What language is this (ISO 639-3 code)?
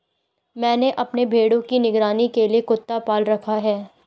hin